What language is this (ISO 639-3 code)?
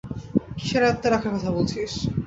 ben